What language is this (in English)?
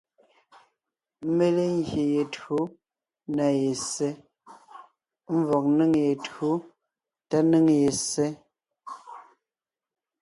Ngiemboon